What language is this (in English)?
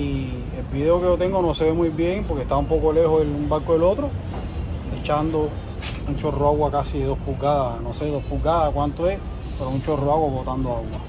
Spanish